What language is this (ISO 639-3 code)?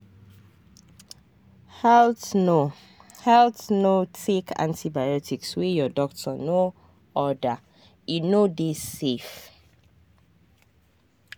pcm